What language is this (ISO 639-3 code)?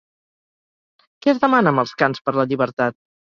cat